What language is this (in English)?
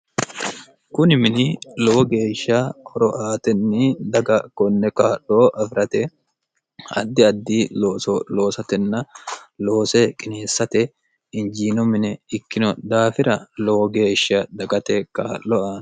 Sidamo